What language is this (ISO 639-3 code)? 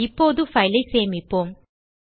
tam